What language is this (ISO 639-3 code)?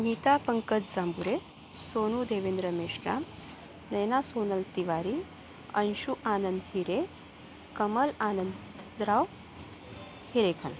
mar